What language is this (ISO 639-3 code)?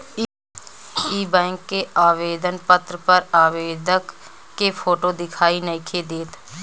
bho